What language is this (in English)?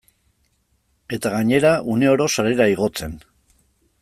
Basque